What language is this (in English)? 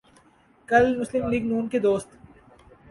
Urdu